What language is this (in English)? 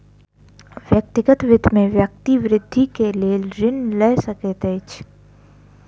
Maithili